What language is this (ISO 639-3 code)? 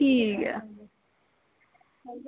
doi